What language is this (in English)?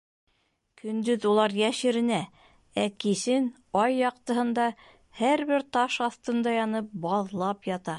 Bashkir